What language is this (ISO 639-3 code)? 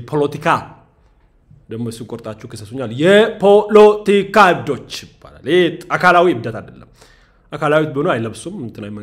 ara